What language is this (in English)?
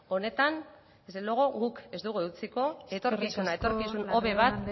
Basque